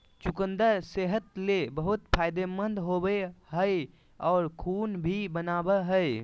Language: Magahi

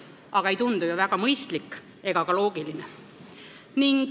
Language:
Estonian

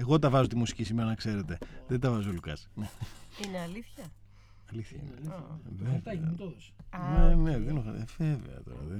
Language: Greek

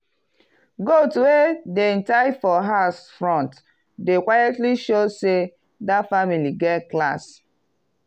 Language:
Nigerian Pidgin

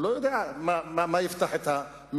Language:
Hebrew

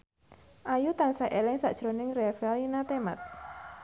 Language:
Javanese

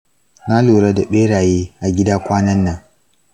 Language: Hausa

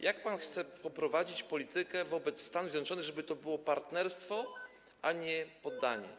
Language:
Polish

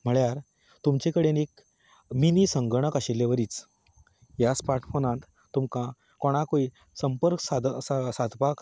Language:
Konkani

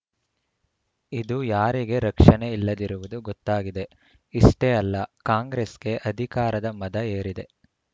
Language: Kannada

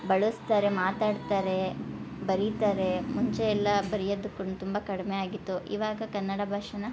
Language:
Kannada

